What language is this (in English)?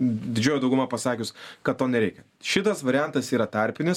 Lithuanian